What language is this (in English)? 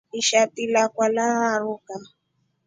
Rombo